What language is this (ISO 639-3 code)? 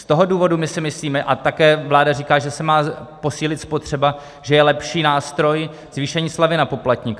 ces